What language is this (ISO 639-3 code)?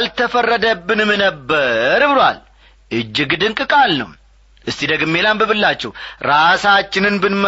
amh